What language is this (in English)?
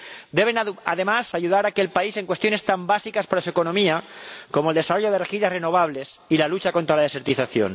Spanish